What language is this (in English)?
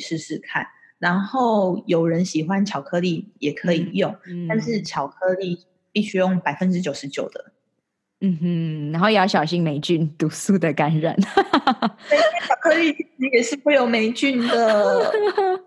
Chinese